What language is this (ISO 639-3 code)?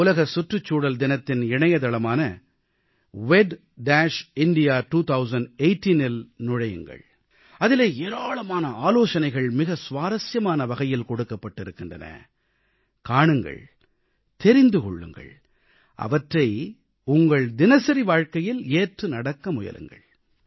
tam